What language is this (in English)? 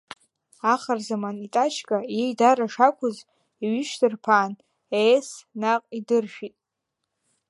Abkhazian